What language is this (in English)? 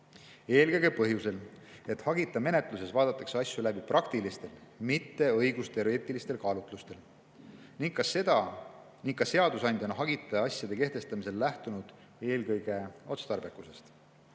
Estonian